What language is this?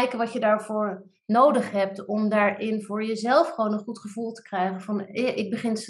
Dutch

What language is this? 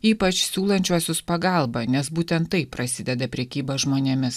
Lithuanian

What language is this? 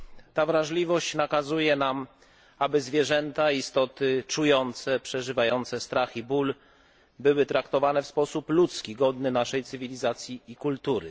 Polish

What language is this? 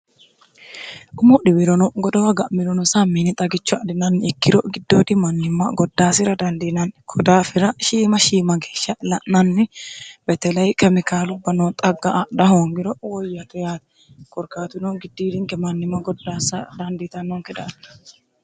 Sidamo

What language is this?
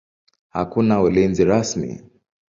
Swahili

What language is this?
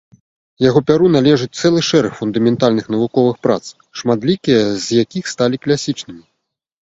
Belarusian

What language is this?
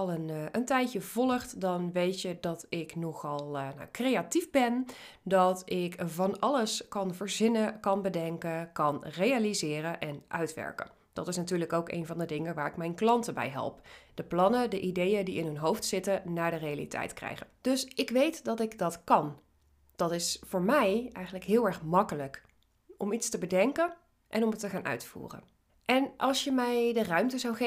Dutch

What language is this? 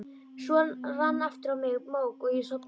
Icelandic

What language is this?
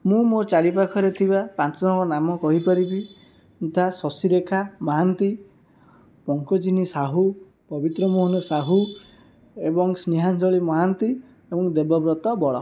Odia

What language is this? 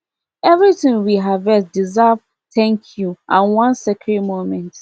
Nigerian Pidgin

